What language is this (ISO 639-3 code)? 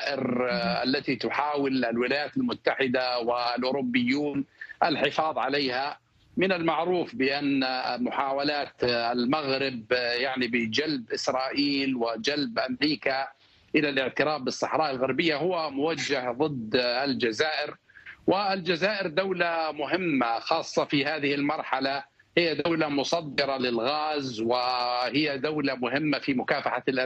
ara